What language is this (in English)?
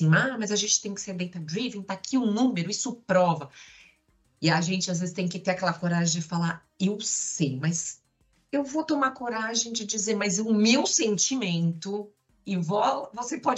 Portuguese